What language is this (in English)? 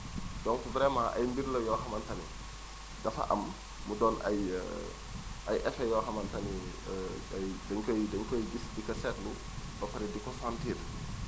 Wolof